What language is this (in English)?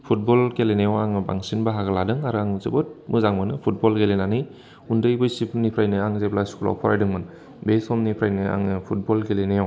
Bodo